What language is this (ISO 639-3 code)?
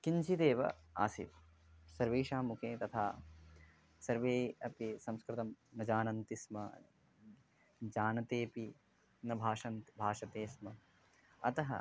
san